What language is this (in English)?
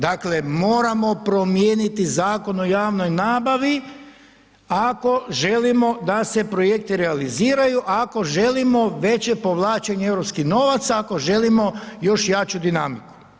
Croatian